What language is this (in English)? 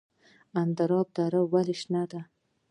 Pashto